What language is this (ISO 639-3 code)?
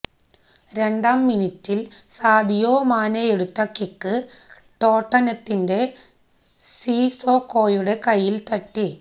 mal